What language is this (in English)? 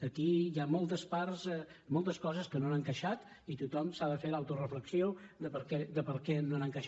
Catalan